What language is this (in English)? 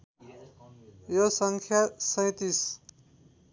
Nepali